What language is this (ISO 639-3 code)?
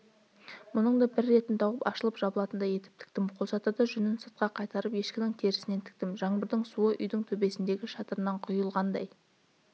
kaz